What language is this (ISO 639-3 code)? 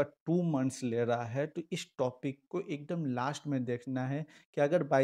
hin